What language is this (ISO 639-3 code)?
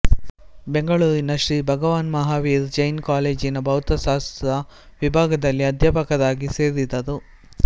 kan